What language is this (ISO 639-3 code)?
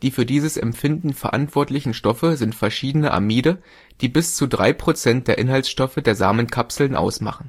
deu